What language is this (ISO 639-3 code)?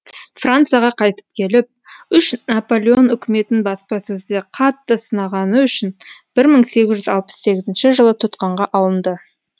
kaz